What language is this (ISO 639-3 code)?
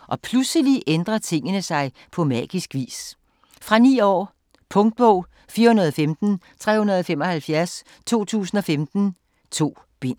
dan